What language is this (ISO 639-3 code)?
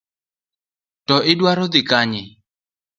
luo